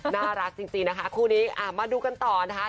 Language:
Thai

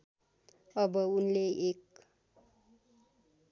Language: Nepali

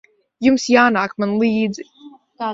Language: Latvian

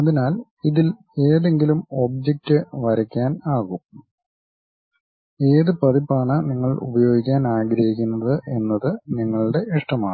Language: Malayalam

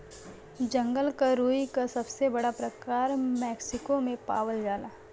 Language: Bhojpuri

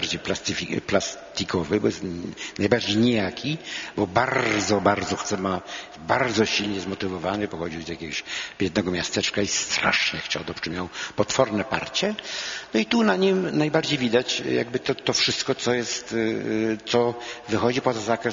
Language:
Polish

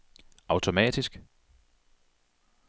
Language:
Danish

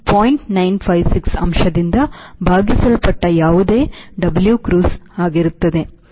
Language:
Kannada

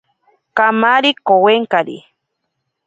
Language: Ashéninka Perené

